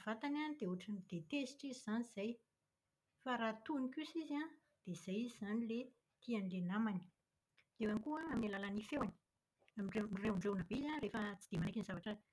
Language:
Malagasy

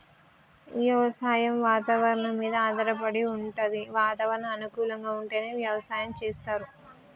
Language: Telugu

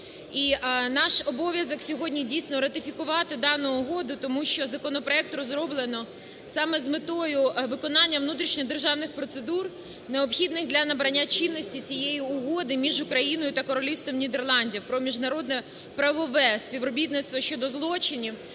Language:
Ukrainian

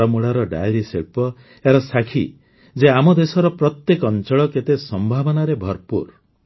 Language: Odia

